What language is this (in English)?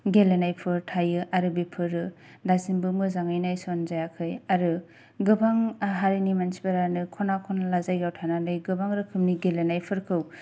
Bodo